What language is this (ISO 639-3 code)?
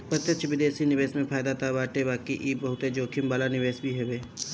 bho